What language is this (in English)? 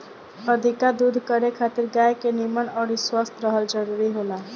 Bhojpuri